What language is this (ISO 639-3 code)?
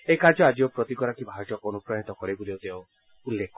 asm